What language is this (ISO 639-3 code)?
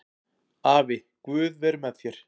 isl